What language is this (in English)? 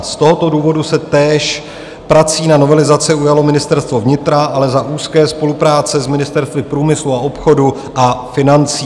Czech